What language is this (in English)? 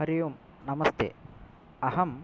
Sanskrit